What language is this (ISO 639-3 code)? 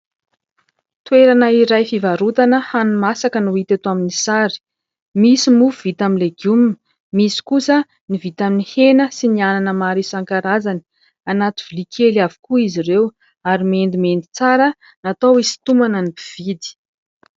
mlg